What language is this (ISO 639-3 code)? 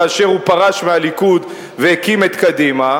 heb